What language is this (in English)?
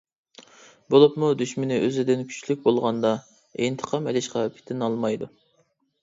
Uyghur